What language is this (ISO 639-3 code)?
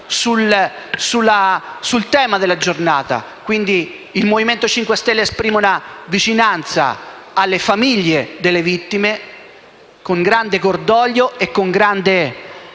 ita